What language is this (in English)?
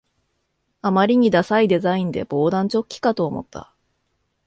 Japanese